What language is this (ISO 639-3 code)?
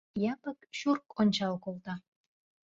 chm